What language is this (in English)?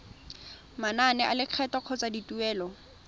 Tswana